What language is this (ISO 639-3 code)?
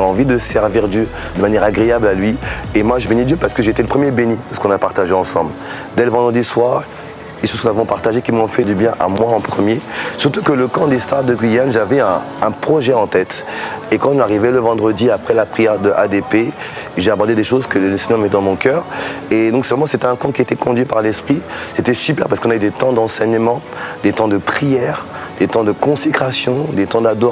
fra